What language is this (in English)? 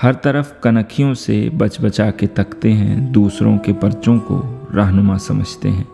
Urdu